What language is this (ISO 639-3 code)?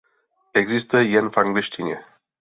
ces